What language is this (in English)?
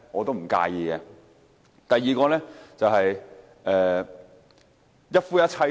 Cantonese